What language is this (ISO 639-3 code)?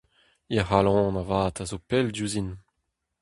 bre